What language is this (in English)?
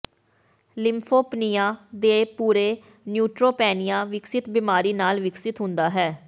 Punjabi